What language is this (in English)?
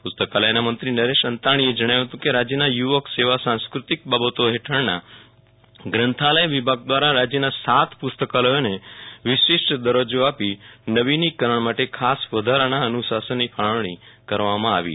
Gujarati